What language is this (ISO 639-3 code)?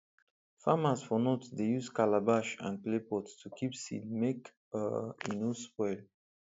pcm